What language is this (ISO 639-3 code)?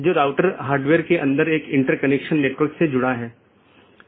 hin